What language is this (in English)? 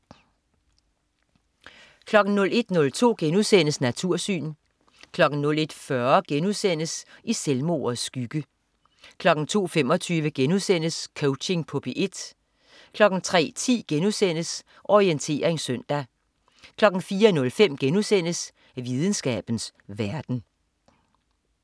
Danish